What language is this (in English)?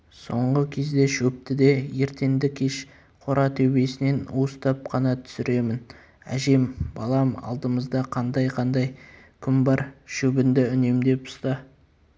Kazakh